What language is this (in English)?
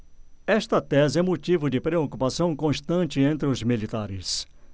Portuguese